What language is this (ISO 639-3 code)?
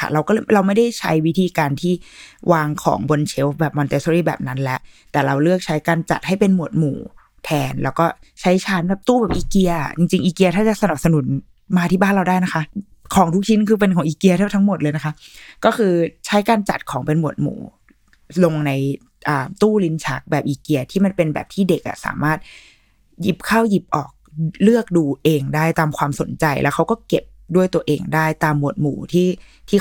tha